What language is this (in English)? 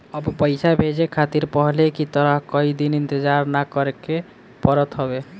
Bhojpuri